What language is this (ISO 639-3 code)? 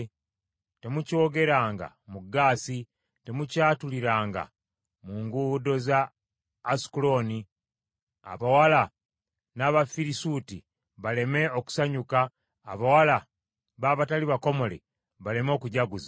lug